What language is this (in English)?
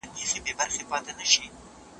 Pashto